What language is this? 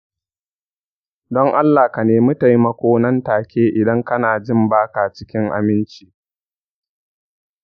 Hausa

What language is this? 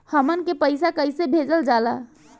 Bhojpuri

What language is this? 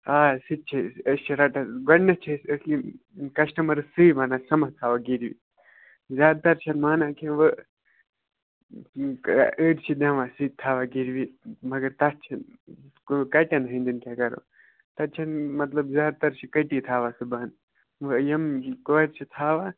Kashmiri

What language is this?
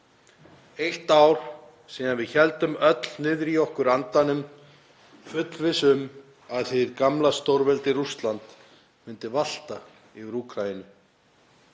Icelandic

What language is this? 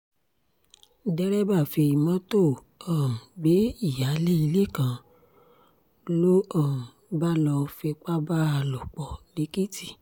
Yoruba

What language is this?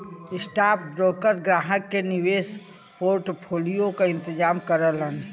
Bhojpuri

